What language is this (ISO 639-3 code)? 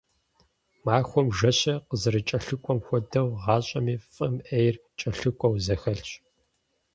kbd